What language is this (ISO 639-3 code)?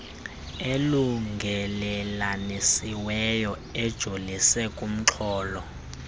xho